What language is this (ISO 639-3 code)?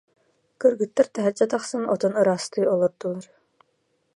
sah